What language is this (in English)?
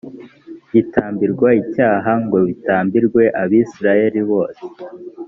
Kinyarwanda